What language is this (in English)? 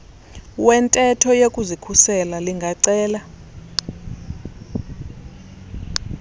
Xhosa